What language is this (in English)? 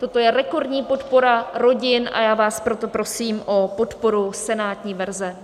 Czech